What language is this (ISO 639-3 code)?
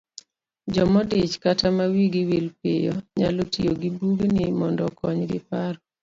luo